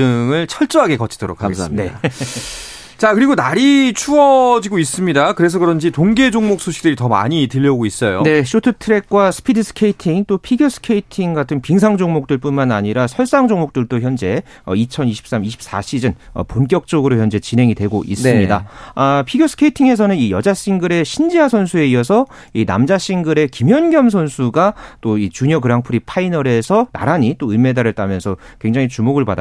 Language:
Korean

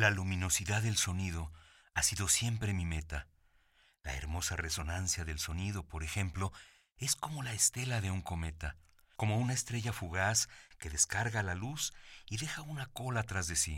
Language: Spanish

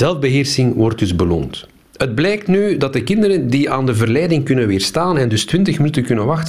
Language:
Dutch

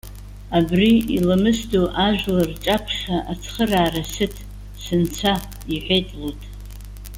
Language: Abkhazian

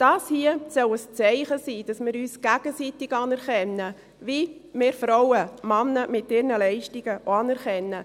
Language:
Swiss German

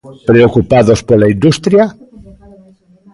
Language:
Galician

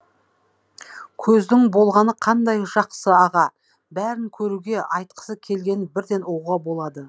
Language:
Kazakh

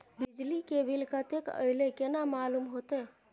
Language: Maithili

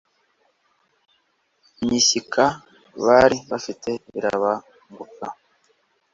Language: Kinyarwanda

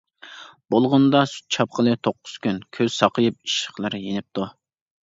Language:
Uyghur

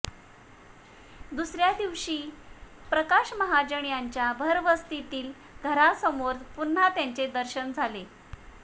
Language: Marathi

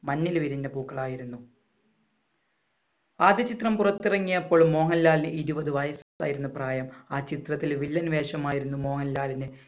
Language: Malayalam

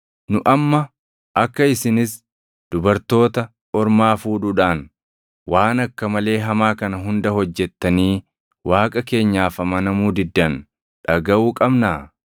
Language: Oromo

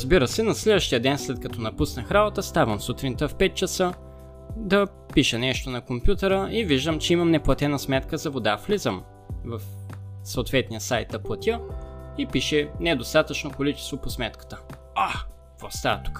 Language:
Bulgarian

